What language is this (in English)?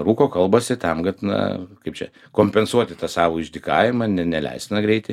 Lithuanian